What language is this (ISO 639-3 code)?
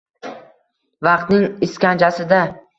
uzb